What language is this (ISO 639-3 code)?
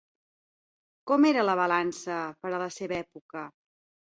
cat